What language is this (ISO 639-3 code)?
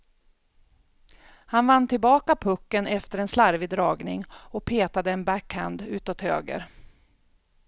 swe